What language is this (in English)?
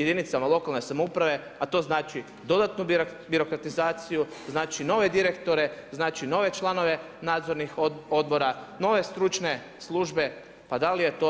Croatian